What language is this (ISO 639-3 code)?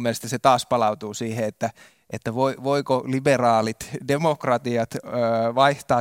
fin